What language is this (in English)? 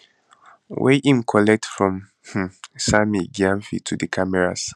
Nigerian Pidgin